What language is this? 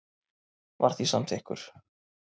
Icelandic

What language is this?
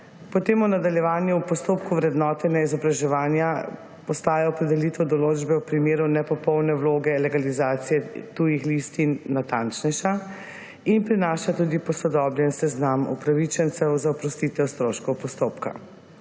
Slovenian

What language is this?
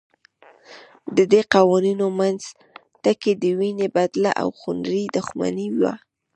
Pashto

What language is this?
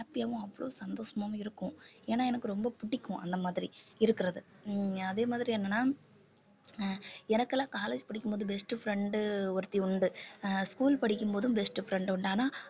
Tamil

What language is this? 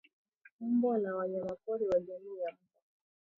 Swahili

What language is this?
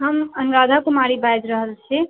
Maithili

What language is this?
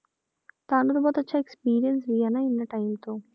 Punjabi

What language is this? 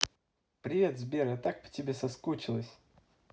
Russian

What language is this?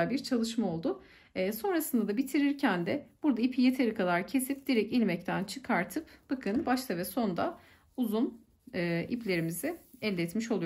Turkish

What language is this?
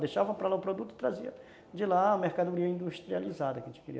Portuguese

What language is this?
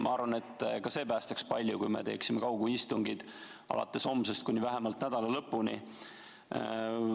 Estonian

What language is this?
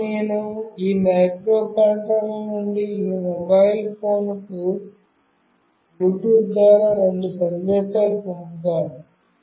Telugu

